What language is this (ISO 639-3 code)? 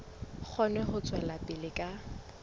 sot